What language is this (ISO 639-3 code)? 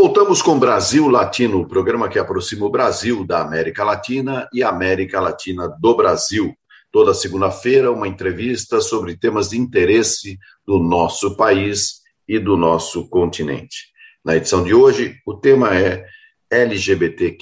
por